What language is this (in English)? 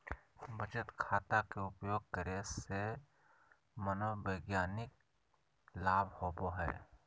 Magahi